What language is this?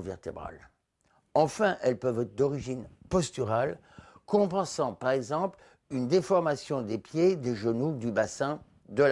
French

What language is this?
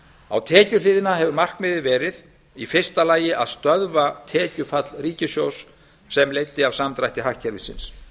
Icelandic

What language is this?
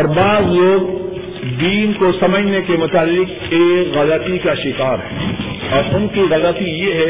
Urdu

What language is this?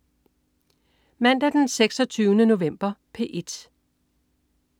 Danish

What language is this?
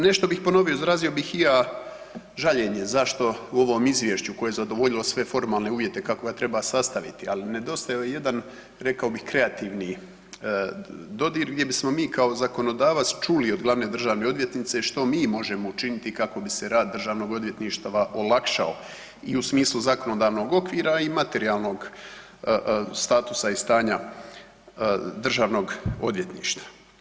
Croatian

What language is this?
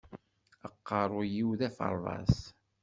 Kabyle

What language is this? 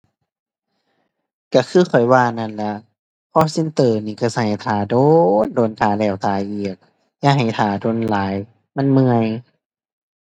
Thai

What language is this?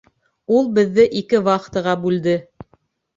Bashkir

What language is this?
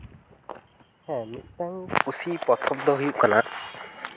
Santali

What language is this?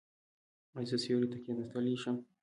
Pashto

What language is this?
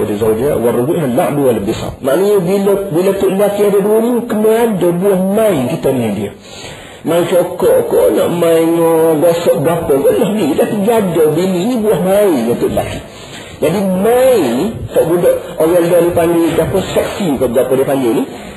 Malay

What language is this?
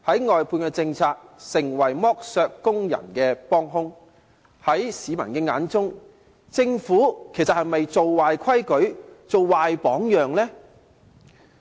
Cantonese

